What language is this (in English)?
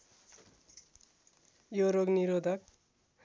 Nepali